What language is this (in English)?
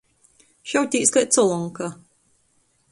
Latgalian